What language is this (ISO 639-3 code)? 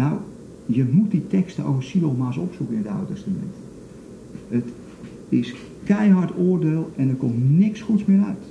nld